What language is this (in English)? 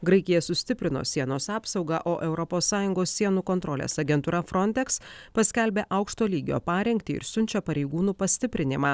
Lithuanian